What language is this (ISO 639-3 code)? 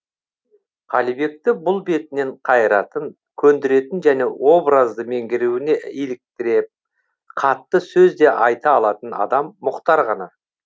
kaz